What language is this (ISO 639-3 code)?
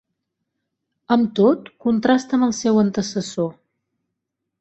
cat